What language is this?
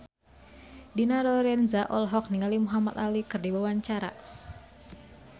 Sundanese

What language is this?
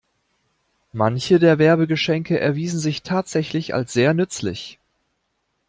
German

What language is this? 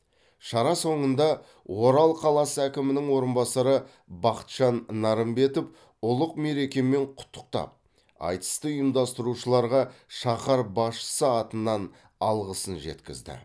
Kazakh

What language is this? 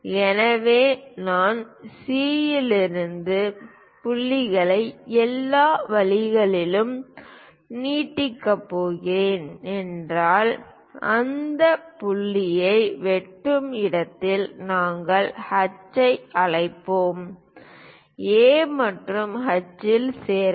Tamil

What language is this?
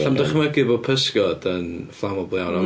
Welsh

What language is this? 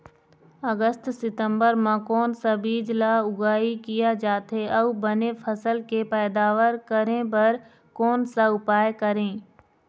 Chhattisgarhi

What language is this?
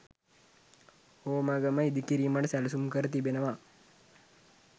Sinhala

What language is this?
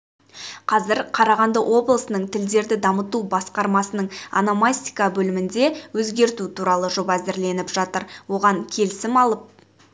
Kazakh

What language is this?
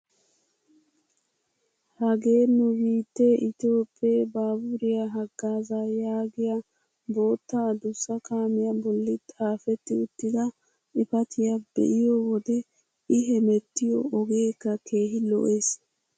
Wolaytta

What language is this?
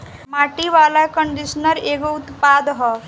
Bhojpuri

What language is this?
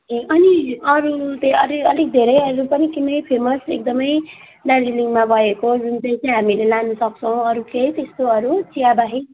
Nepali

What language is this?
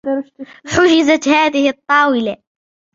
Arabic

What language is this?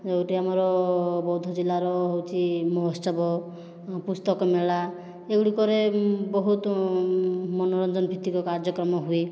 Odia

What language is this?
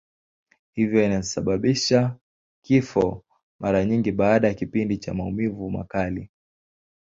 Swahili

